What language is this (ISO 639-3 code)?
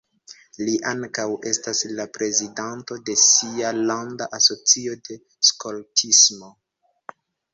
epo